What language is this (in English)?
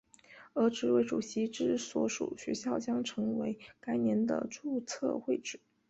Chinese